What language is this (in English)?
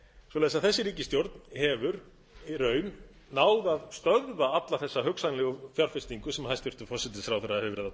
Icelandic